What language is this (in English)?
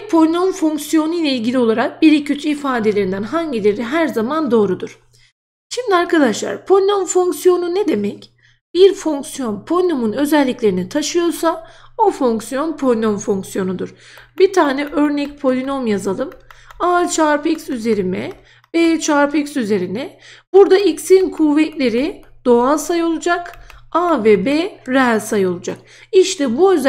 Turkish